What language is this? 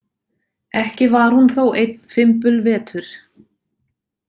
Icelandic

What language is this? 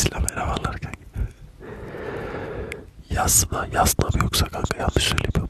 Turkish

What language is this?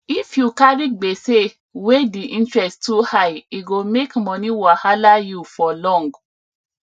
Nigerian Pidgin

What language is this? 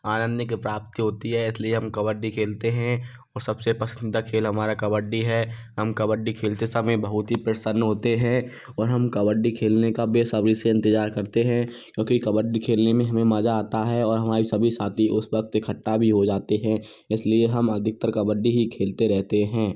Hindi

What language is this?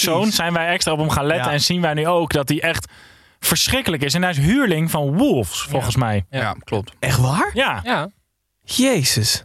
Dutch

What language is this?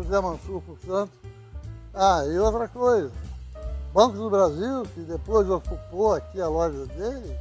Portuguese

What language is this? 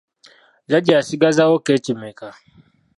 Ganda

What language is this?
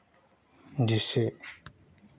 Hindi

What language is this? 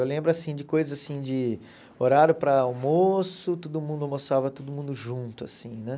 Portuguese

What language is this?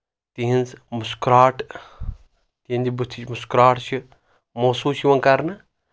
Kashmiri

